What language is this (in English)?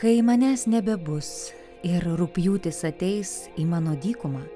Lithuanian